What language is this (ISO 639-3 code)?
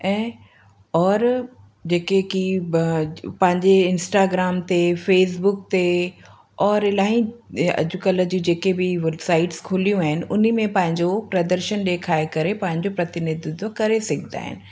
snd